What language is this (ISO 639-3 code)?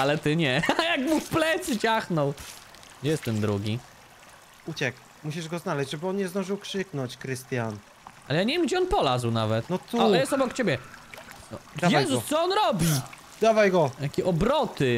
pol